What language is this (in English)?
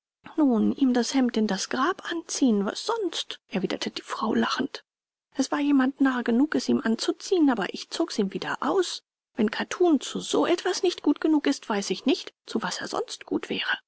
German